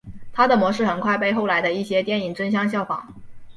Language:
Chinese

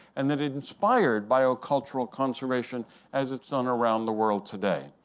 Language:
English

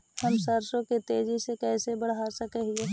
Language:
Magahi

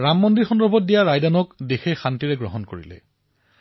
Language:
Assamese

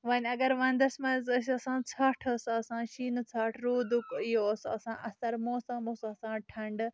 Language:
Kashmiri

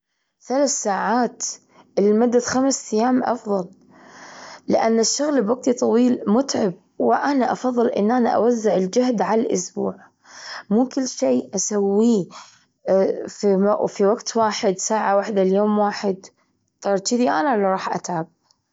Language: Gulf Arabic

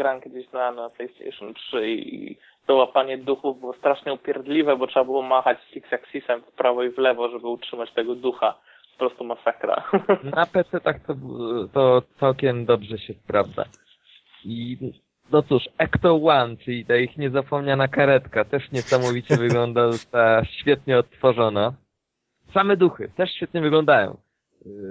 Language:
Polish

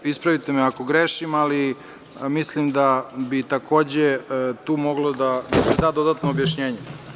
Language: Serbian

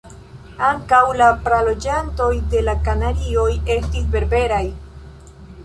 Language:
Esperanto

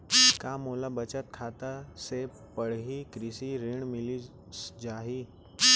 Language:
Chhattisgarhi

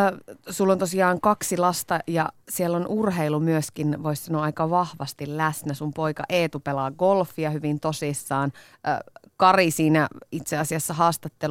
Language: Finnish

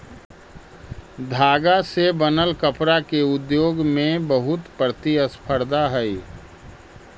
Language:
Magahi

